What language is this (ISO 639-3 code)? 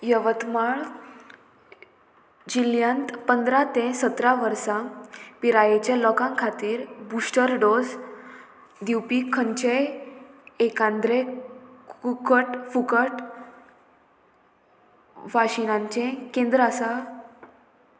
kok